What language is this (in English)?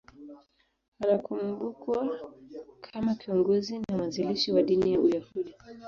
Swahili